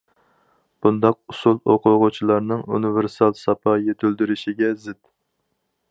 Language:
Uyghur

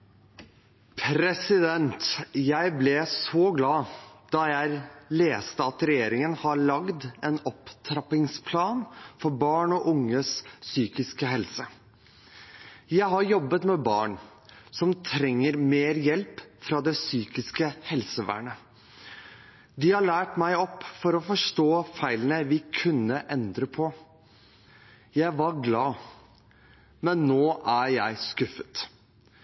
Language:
Norwegian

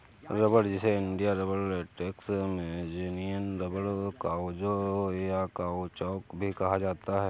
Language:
Hindi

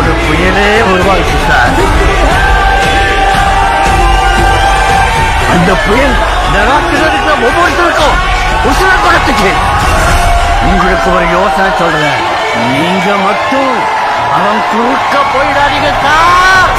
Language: Korean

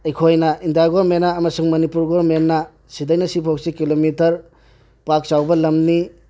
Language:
Manipuri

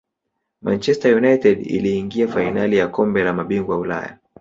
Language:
Swahili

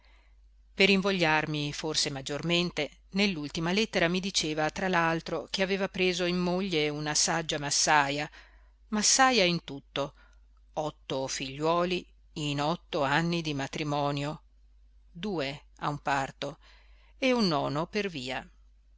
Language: Italian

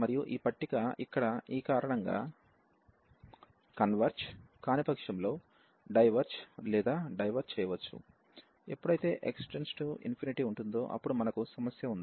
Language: Telugu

